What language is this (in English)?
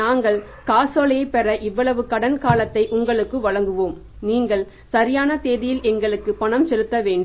Tamil